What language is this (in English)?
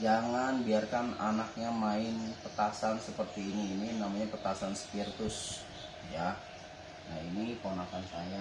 Indonesian